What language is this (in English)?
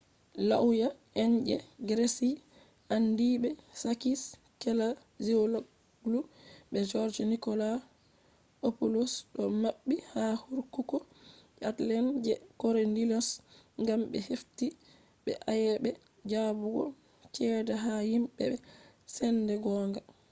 Fula